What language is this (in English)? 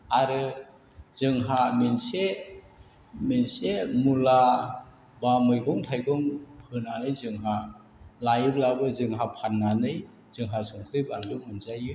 Bodo